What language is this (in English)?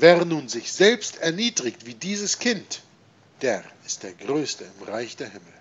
German